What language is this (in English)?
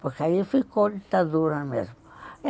Portuguese